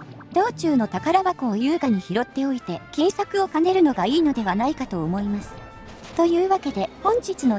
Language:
Japanese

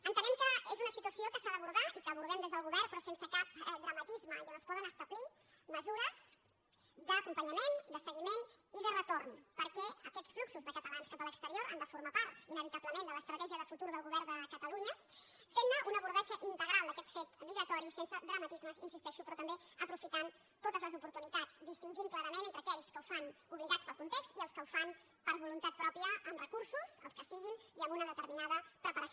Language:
Catalan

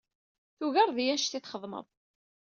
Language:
Kabyle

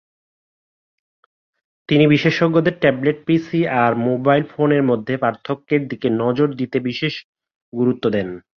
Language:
Bangla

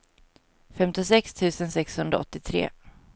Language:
Swedish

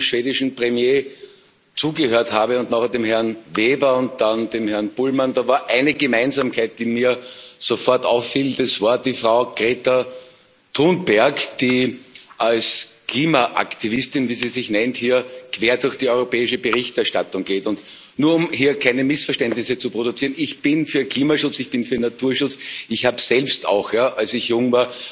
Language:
German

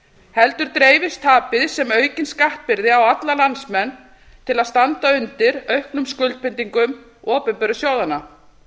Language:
Icelandic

